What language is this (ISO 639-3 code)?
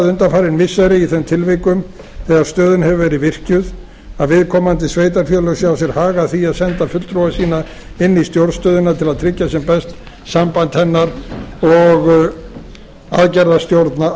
isl